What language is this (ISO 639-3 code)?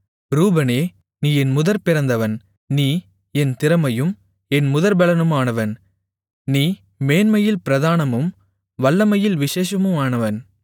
tam